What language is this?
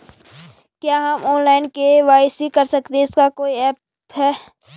Hindi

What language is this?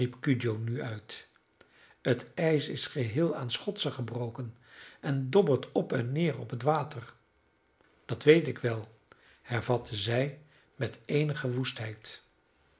Dutch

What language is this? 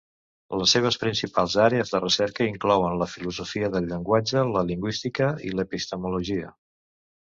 Catalan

